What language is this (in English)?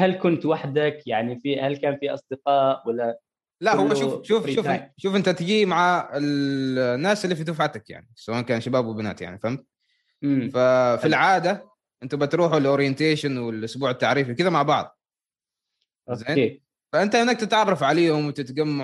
Arabic